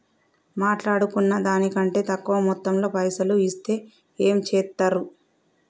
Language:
Telugu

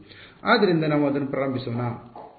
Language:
Kannada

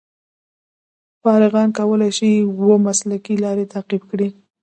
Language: Pashto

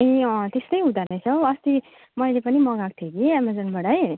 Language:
Nepali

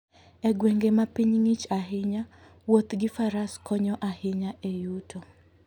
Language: Luo (Kenya and Tanzania)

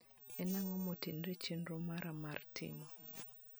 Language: Luo (Kenya and Tanzania)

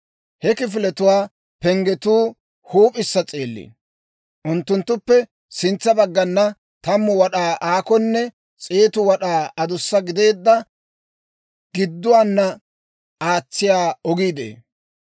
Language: Dawro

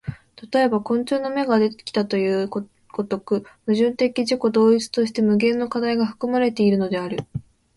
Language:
Japanese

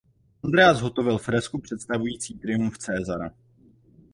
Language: Czech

